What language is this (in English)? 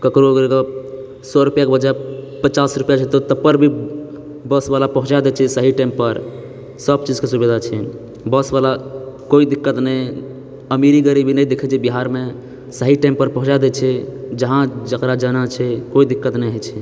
Maithili